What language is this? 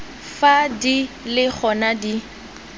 Tswana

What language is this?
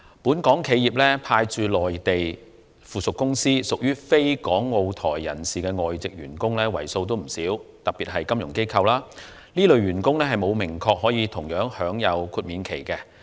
Cantonese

